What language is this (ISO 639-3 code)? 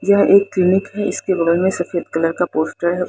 hin